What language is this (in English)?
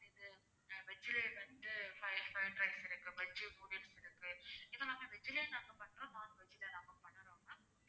Tamil